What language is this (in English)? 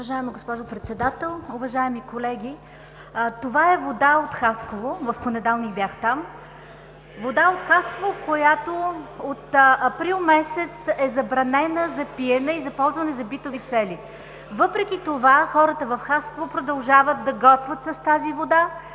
Bulgarian